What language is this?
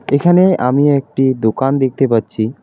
Bangla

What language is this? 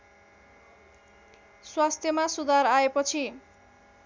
Nepali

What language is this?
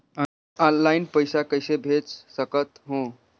Chhattisgarhi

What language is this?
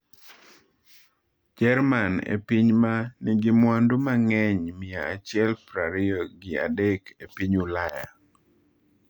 Luo (Kenya and Tanzania)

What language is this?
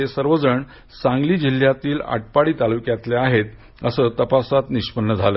Marathi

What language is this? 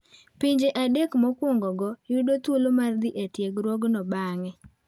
Luo (Kenya and Tanzania)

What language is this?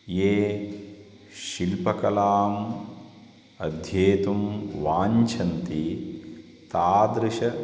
Sanskrit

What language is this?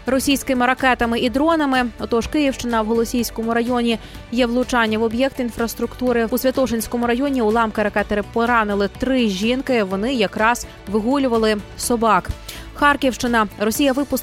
Ukrainian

